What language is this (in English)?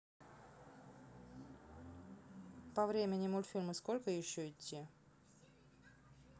Russian